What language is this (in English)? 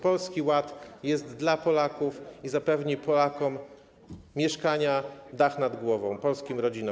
Polish